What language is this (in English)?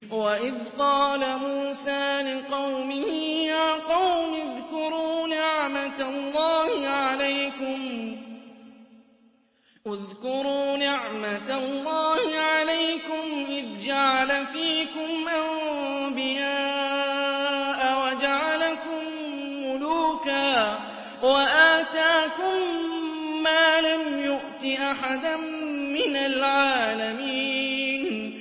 Arabic